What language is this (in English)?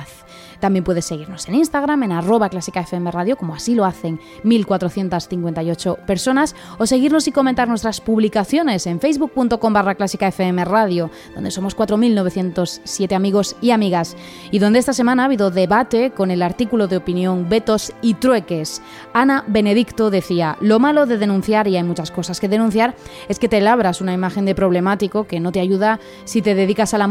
Spanish